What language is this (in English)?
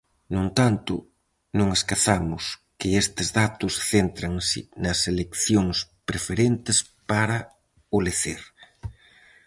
Galician